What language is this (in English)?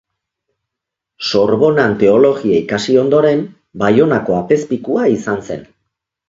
Basque